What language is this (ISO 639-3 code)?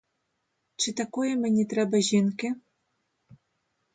ukr